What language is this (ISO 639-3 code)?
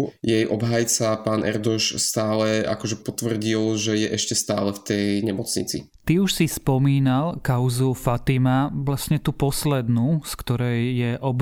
slk